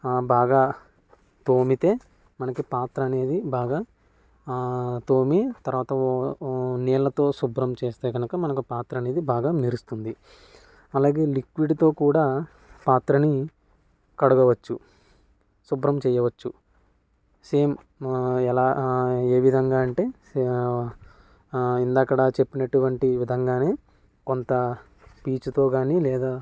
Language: Telugu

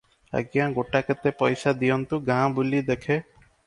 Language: Odia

